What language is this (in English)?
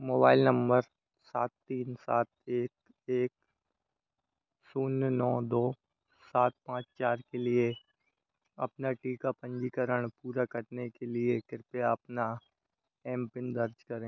Hindi